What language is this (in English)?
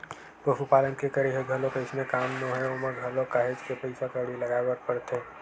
Chhattisgarhi